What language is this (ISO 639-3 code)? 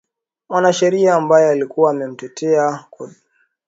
swa